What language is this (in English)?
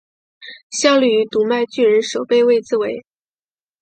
Chinese